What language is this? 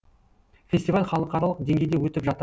Kazakh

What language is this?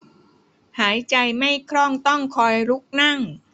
Thai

